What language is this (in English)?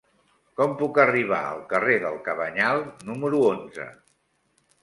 Catalan